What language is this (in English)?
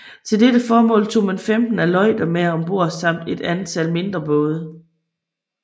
Danish